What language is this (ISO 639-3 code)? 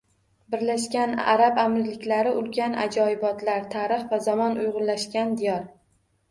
uzb